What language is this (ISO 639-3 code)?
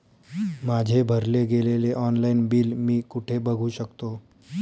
mar